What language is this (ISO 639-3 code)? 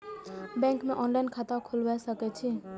mai